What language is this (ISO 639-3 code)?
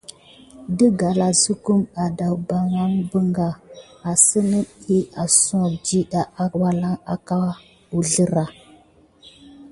gid